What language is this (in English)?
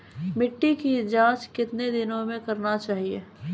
Maithili